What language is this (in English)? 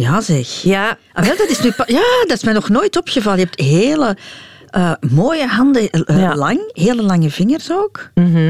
Dutch